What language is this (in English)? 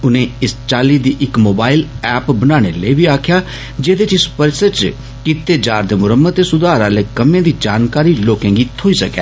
Dogri